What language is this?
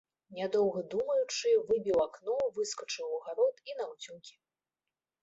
Belarusian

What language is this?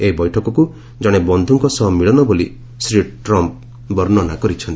Odia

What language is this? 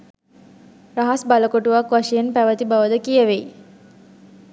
Sinhala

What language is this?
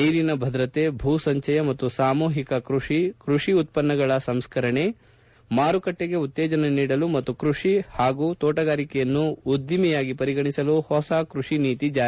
Kannada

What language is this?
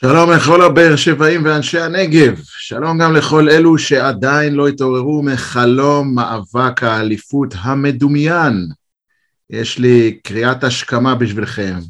Hebrew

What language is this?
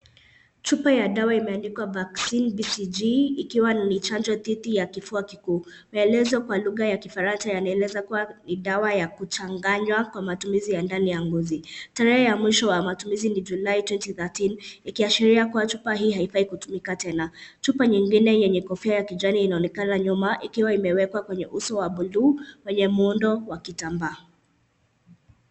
Swahili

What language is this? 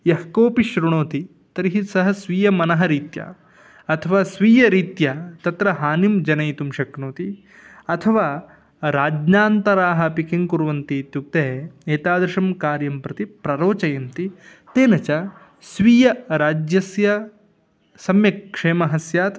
Sanskrit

